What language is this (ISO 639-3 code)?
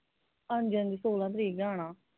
doi